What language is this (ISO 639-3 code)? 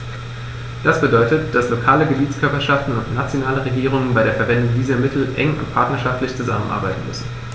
deu